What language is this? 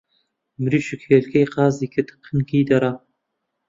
Central Kurdish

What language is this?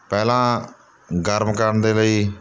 Punjabi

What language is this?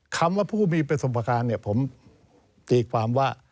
Thai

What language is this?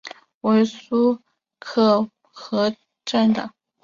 Chinese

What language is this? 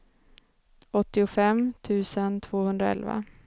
Swedish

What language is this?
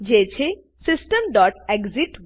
Gujarati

